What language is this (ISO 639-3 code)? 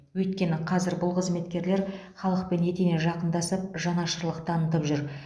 kaz